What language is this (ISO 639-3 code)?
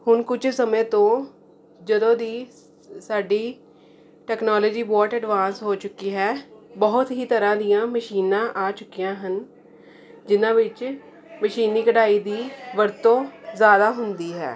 pan